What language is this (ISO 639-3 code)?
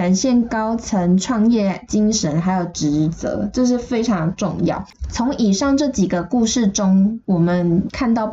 zho